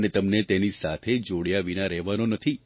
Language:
Gujarati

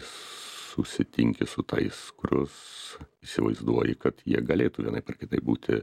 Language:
Lithuanian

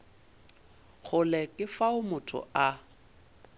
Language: Northern Sotho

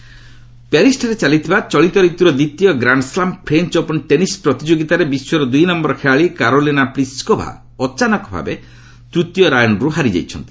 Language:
Odia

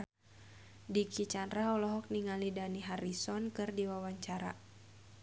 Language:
Sundanese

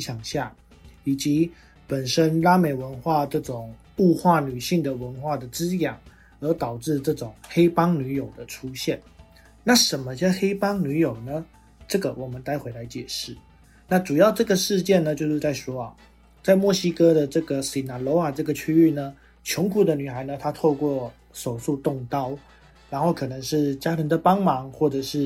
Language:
Chinese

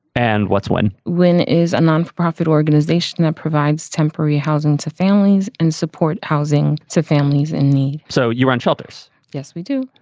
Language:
English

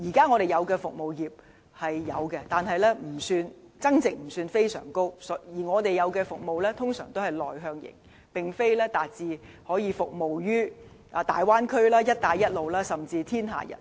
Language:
Cantonese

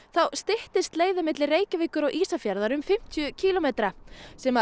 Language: Icelandic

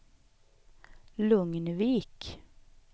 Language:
Swedish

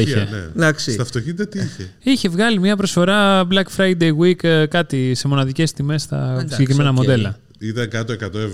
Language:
Greek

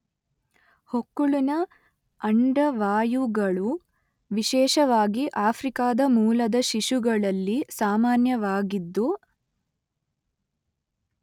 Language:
Kannada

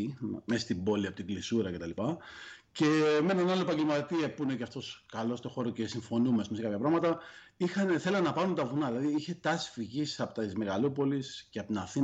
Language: Greek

